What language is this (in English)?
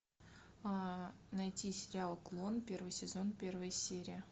Russian